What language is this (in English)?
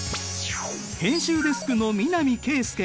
Japanese